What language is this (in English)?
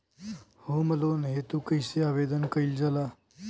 Bhojpuri